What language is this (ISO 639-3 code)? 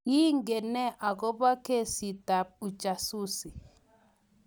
kln